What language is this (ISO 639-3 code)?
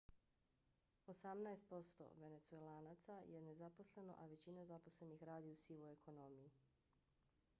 bos